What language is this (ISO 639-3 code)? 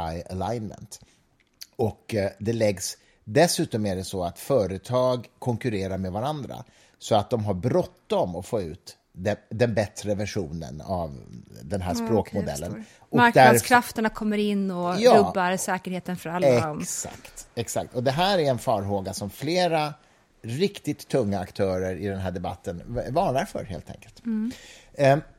swe